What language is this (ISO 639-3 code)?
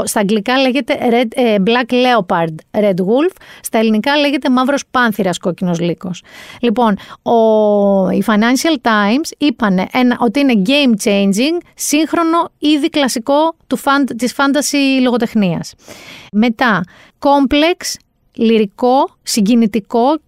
ell